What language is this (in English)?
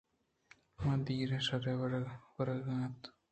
Eastern Balochi